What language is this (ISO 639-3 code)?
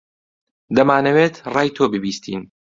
ckb